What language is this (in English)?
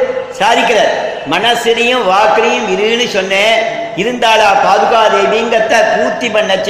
Tamil